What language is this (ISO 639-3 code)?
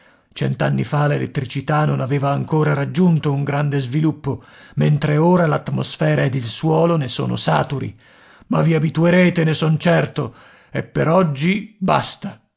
ita